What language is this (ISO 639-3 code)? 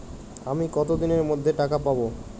ben